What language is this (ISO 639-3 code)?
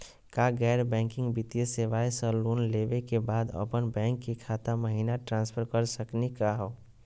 mag